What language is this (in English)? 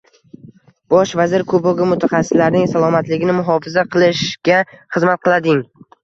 Uzbek